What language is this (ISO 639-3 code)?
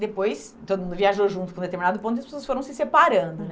por